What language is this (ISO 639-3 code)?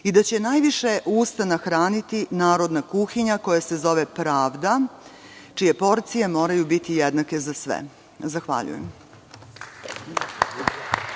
srp